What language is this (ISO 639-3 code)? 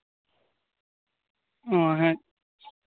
sat